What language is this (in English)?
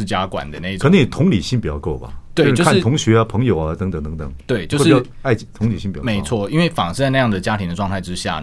Chinese